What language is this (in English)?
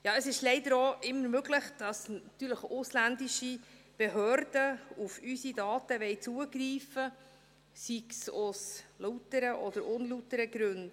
Swiss German